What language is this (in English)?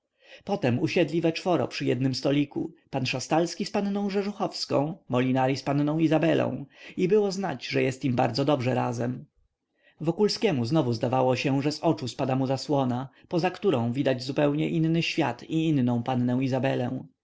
Polish